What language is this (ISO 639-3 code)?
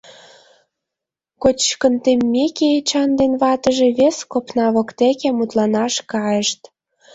chm